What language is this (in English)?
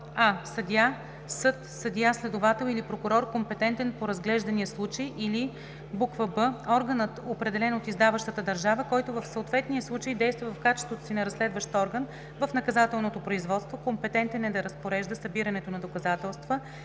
Bulgarian